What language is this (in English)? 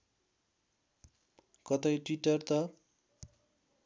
Nepali